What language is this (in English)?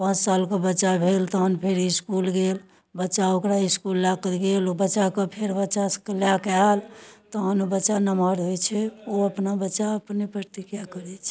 Maithili